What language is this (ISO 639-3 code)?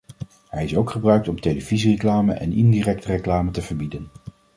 nld